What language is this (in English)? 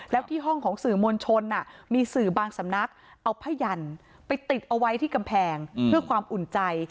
Thai